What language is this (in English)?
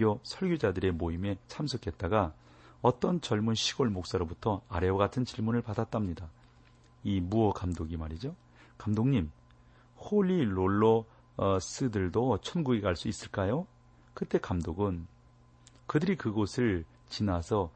Korean